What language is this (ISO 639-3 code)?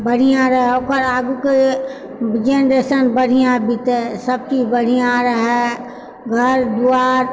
mai